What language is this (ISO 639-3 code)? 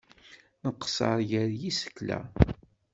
kab